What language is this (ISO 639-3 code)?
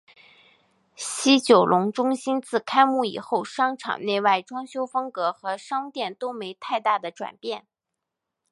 zho